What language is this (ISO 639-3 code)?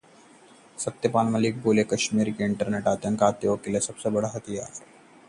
hin